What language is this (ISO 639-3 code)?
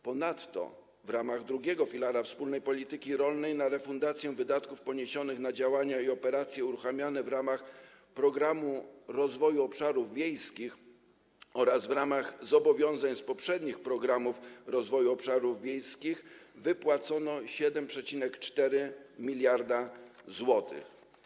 pol